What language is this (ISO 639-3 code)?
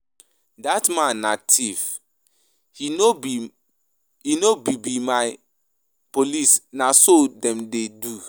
pcm